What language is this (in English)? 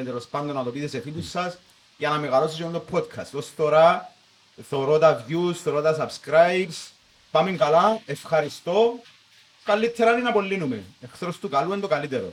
Greek